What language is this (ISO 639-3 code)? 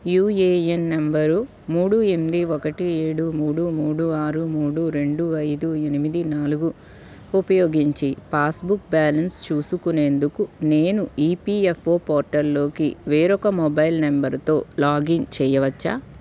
tel